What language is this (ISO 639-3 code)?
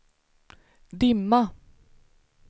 swe